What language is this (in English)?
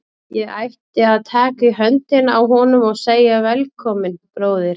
Icelandic